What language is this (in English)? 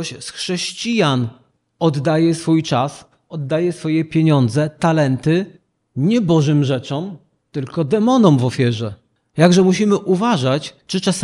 Polish